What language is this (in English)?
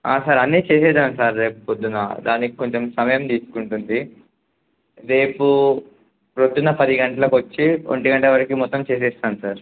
Telugu